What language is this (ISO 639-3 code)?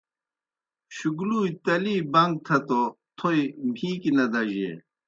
plk